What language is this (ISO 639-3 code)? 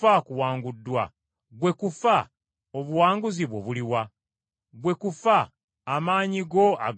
lug